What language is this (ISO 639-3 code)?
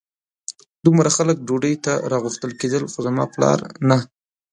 pus